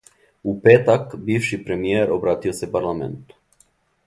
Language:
Serbian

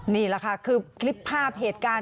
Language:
Thai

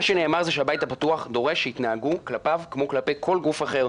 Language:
Hebrew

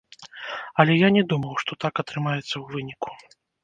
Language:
Belarusian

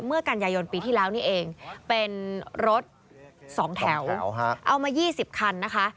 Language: Thai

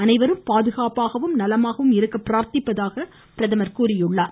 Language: Tamil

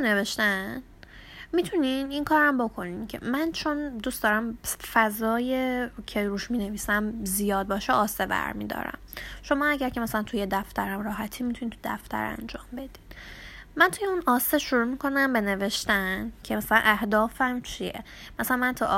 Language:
Persian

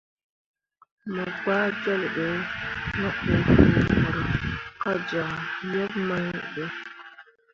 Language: Mundang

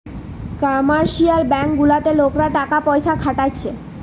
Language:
Bangla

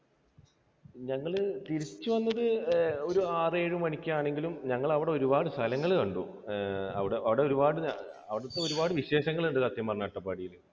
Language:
Malayalam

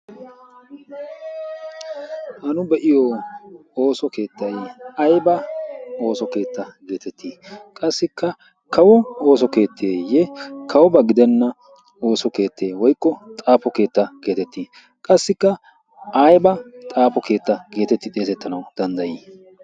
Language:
Wolaytta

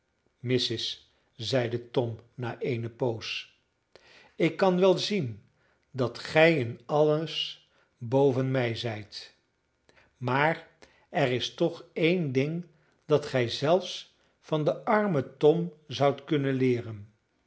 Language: Dutch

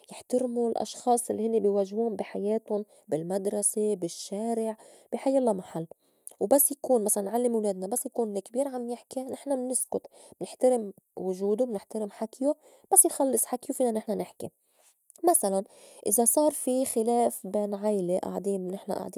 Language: North Levantine Arabic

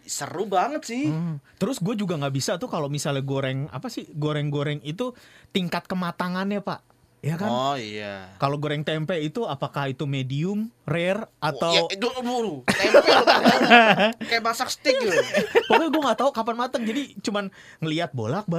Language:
Indonesian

